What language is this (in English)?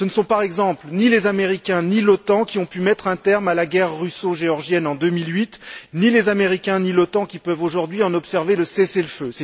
French